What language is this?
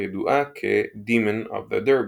Hebrew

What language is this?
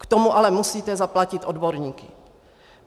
Czech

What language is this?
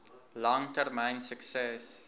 Afrikaans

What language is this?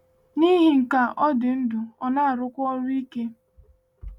Igbo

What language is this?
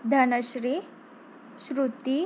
Marathi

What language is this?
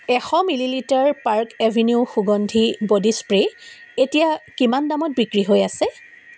Assamese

